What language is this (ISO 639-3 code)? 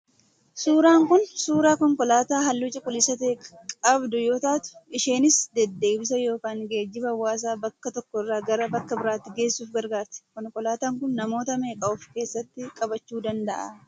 orm